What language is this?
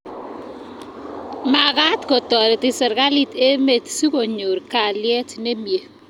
Kalenjin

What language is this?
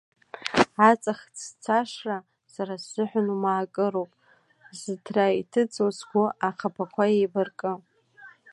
Abkhazian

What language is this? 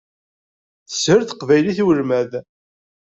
Kabyle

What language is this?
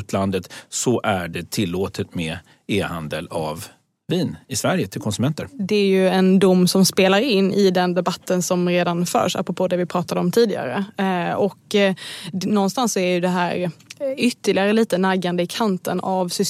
Swedish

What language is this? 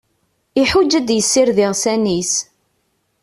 Kabyle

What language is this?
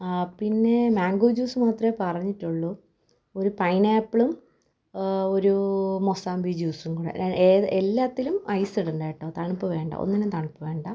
Malayalam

